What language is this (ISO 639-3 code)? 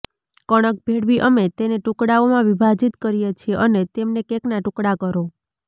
guj